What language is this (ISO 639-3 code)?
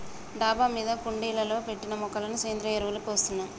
tel